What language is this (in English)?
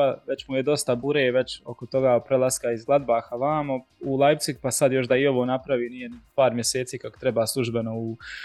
Croatian